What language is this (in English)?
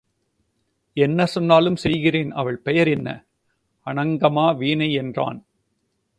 Tamil